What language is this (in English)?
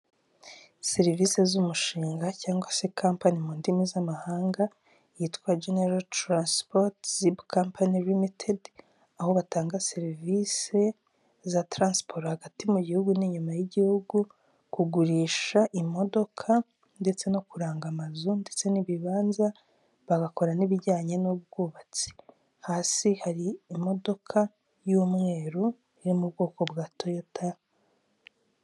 Kinyarwanda